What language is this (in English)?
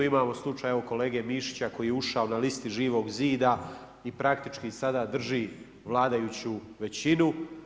Croatian